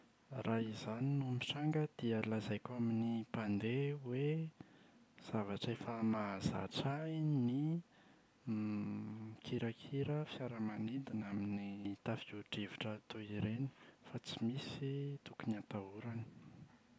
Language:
Malagasy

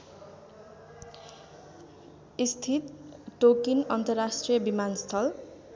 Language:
Nepali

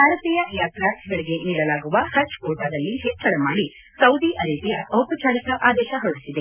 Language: Kannada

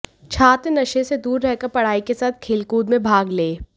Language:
Hindi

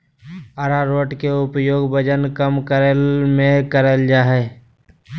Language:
Magahi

